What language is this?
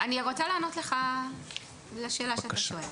Hebrew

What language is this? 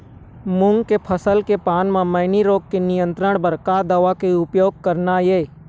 Chhattisgarhi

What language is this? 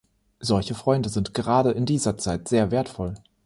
German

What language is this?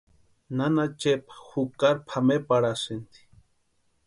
Western Highland Purepecha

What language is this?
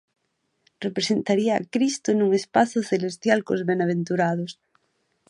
Galician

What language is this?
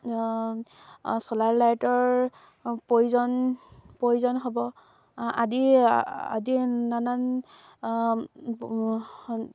Assamese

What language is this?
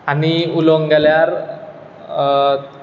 Konkani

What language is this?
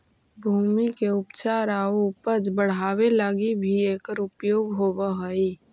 Magahi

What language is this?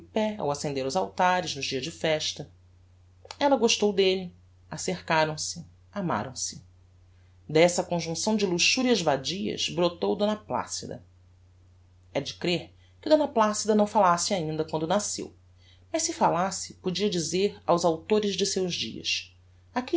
Portuguese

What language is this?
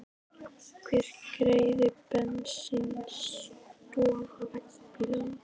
Icelandic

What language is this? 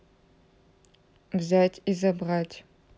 Russian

